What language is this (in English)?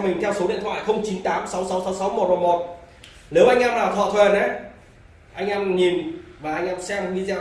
Vietnamese